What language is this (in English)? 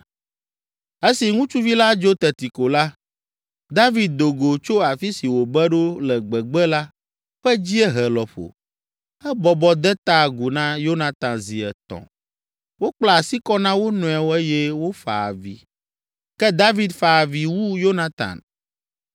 Ewe